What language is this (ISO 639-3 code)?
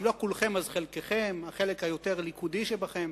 heb